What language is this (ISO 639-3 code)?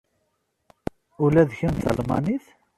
kab